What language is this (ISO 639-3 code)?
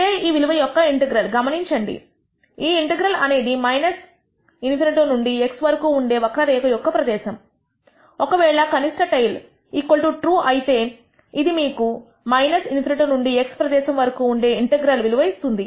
tel